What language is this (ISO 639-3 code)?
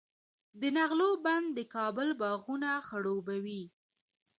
pus